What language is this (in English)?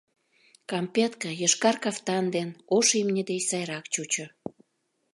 Mari